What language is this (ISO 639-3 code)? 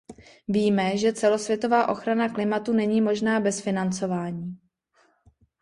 ces